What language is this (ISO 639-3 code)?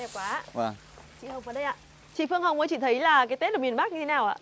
vie